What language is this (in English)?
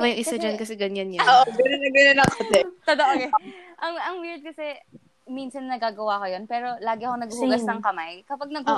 Filipino